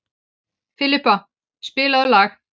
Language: Icelandic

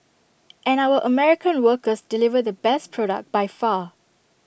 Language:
English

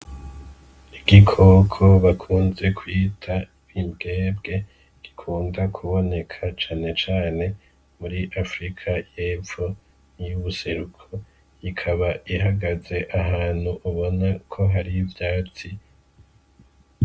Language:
Rundi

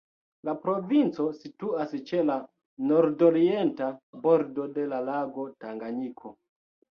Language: Esperanto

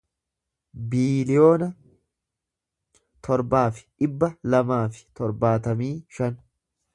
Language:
Oromo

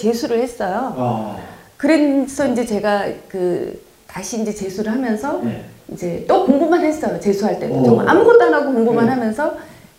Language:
Korean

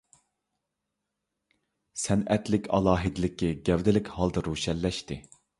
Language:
Uyghur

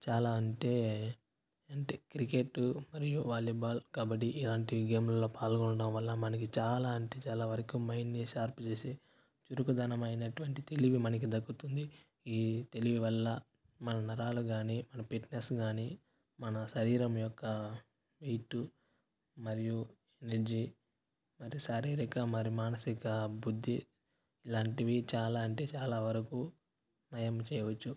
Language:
Telugu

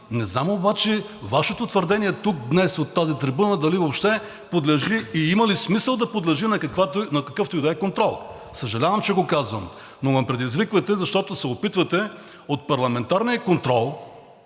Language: Bulgarian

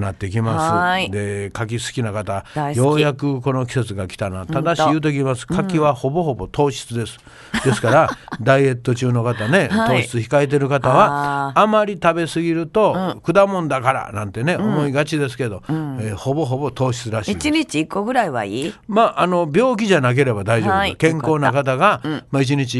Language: Japanese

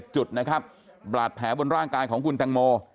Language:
Thai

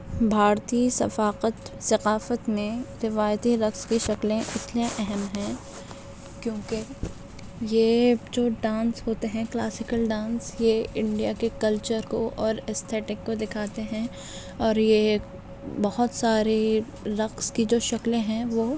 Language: Urdu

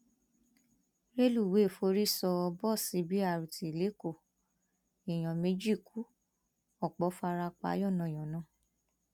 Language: Yoruba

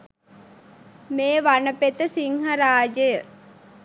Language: Sinhala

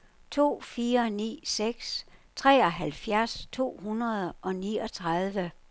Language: Danish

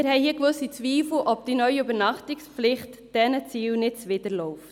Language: Swiss German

